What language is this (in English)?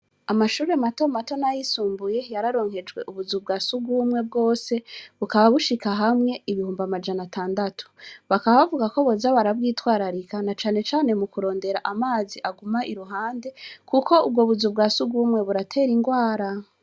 Rundi